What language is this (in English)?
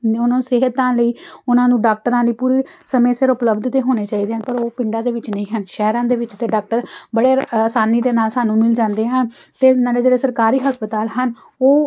Punjabi